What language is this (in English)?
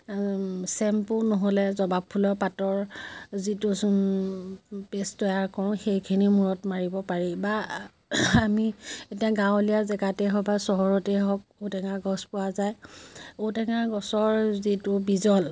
Assamese